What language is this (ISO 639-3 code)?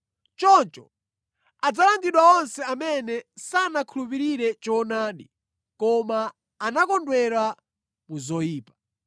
nya